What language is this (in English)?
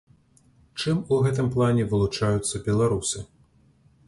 Belarusian